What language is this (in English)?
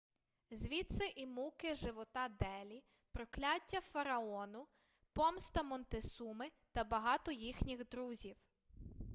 Ukrainian